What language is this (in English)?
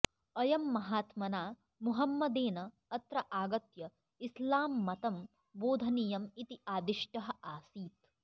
Sanskrit